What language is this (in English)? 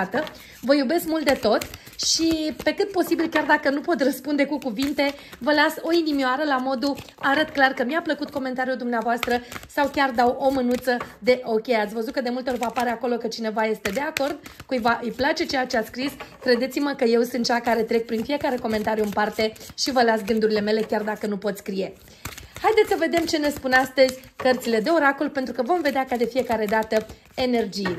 Romanian